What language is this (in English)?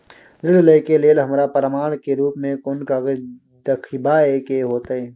Maithili